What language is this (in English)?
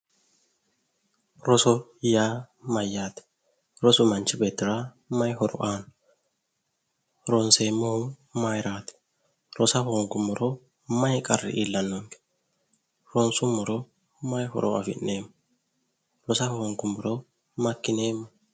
Sidamo